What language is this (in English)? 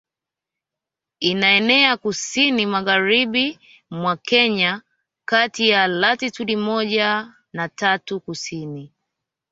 Swahili